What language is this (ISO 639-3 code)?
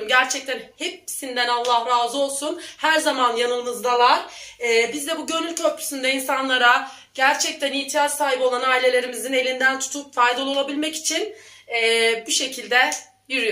tur